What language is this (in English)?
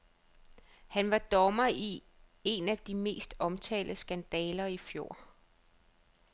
Danish